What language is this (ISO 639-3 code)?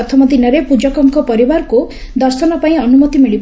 ori